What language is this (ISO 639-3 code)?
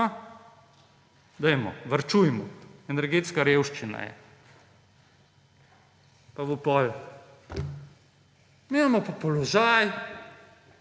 slv